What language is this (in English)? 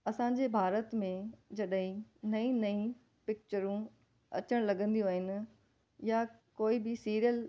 Sindhi